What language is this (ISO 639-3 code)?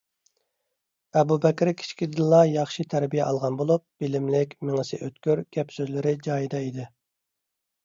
uig